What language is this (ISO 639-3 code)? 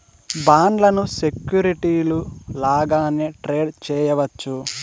tel